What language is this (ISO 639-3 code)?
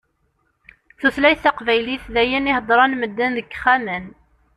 kab